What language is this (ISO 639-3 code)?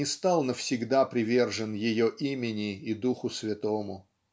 rus